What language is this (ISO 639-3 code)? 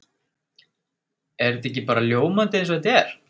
isl